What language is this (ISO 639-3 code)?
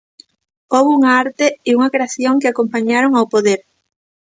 glg